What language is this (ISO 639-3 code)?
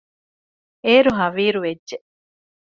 div